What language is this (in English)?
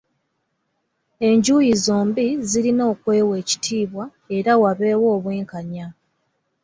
Ganda